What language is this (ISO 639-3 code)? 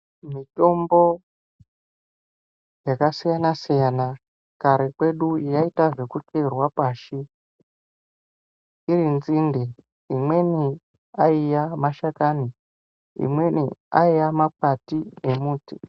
ndc